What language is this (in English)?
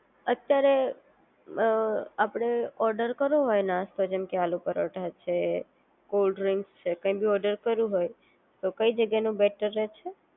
Gujarati